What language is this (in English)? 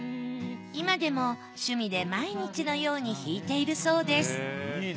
Japanese